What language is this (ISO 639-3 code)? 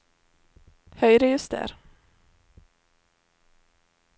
nor